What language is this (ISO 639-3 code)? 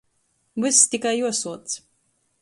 ltg